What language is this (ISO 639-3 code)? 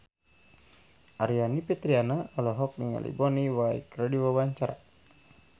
sun